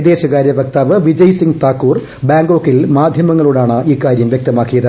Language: Malayalam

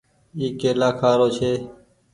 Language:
Goaria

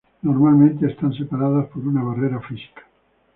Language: Spanish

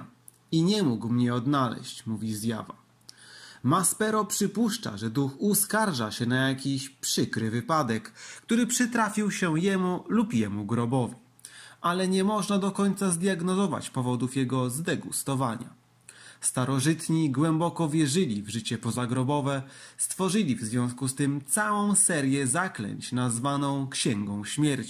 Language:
Polish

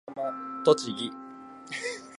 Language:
Japanese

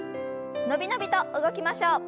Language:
Japanese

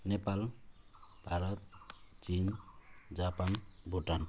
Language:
Nepali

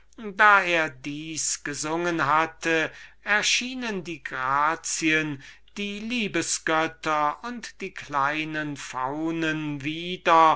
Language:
German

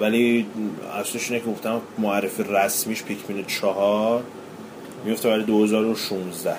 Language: Persian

